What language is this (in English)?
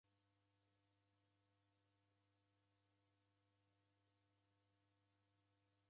Taita